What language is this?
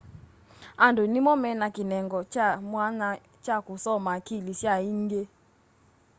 Kamba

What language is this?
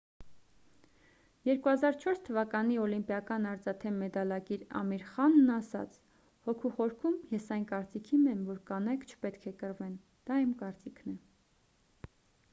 Armenian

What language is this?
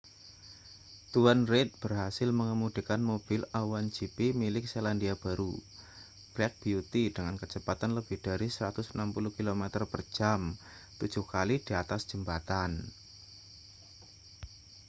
Indonesian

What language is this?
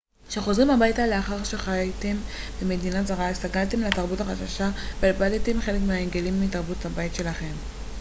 Hebrew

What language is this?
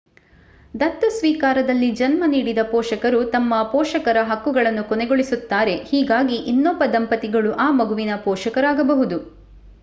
Kannada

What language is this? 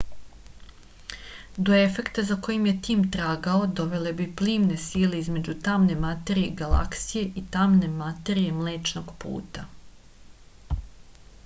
Serbian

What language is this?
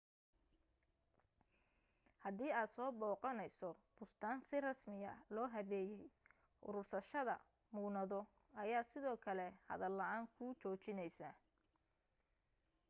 Somali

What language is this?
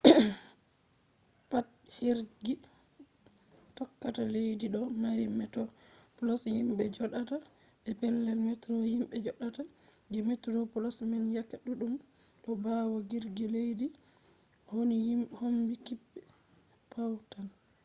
Fula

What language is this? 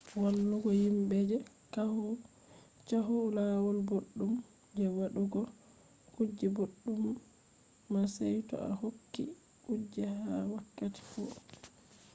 Fula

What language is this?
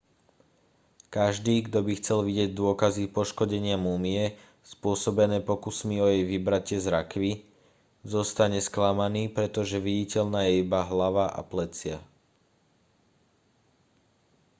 Slovak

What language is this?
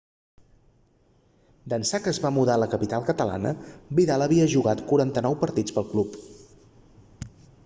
Catalan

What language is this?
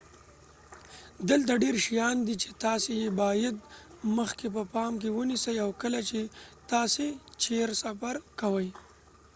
Pashto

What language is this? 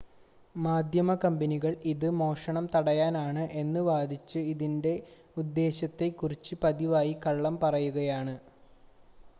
Malayalam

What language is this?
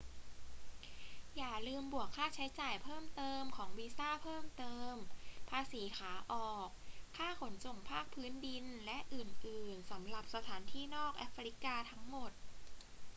Thai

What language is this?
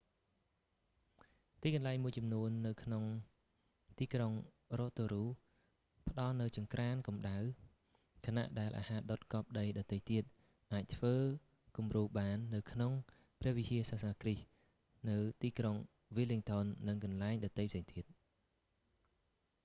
Khmer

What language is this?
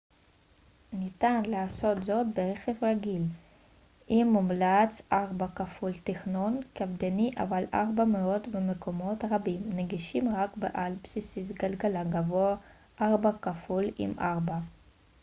Hebrew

